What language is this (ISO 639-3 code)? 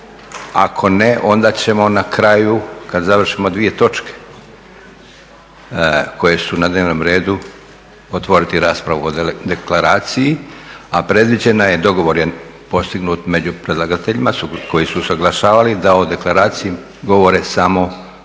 hrv